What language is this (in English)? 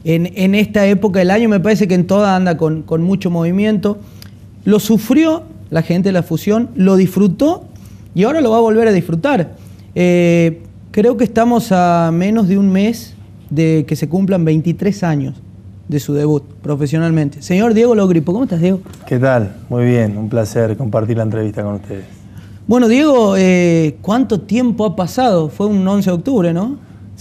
Spanish